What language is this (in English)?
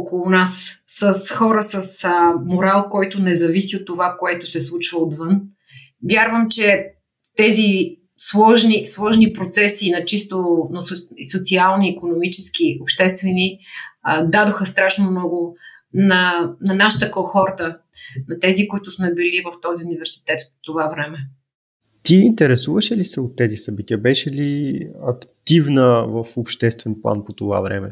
Bulgarian